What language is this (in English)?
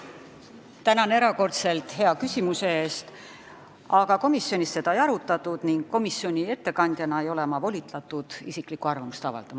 Estonian